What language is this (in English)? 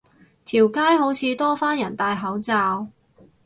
Cantonese